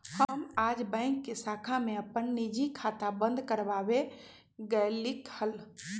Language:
Magahi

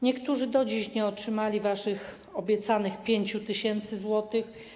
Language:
Polish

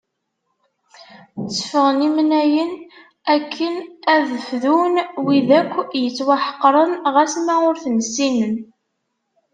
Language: Kabyle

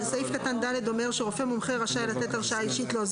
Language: Hebrew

